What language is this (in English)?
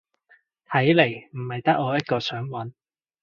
Cantonese